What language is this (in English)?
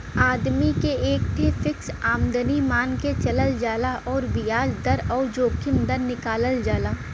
Bhojpuri